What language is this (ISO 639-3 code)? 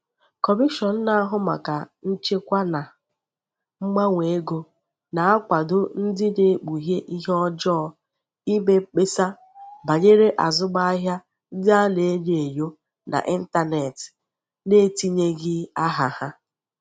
ibo